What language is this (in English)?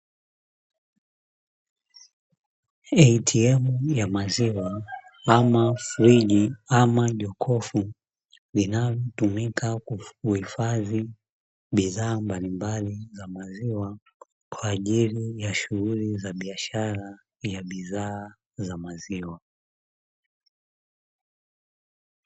Swahili